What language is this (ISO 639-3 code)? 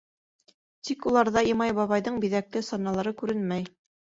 bak